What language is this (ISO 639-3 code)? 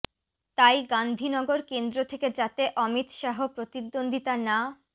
ben